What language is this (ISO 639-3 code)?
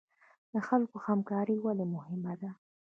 pus